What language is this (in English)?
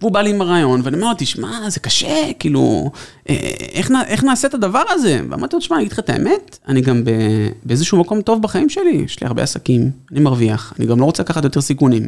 Hebrew